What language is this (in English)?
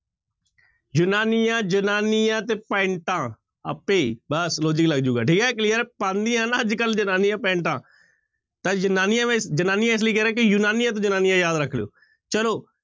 Punjabi